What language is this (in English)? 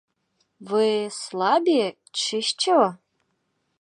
Ukrainian